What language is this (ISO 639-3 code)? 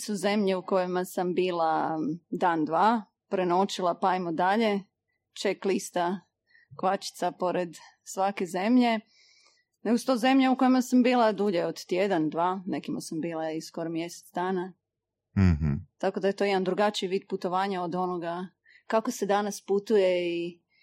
hrv